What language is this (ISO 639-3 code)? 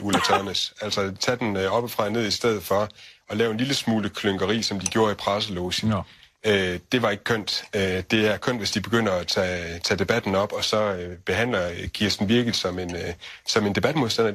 dan